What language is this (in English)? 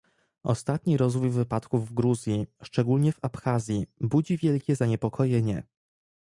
Polish